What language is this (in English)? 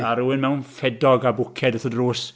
Welsh